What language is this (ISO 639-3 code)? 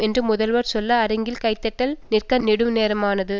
tam